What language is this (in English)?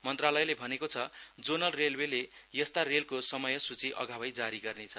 Nepali